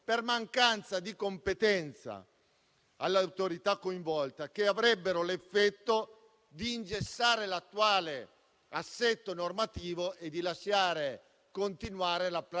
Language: Italian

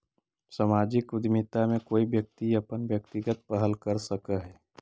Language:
Magahi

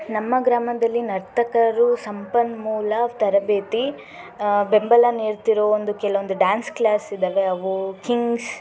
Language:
Kannada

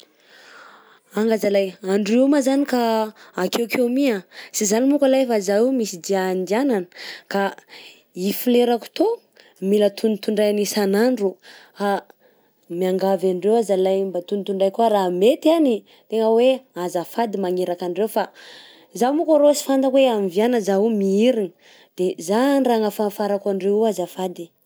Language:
Southern Betsimisaraka Malagasy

